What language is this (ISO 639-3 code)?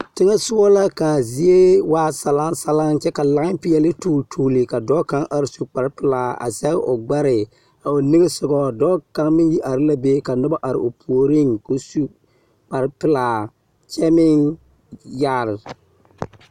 dga